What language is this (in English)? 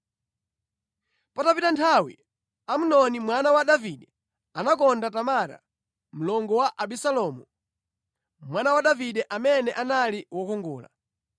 Nyanja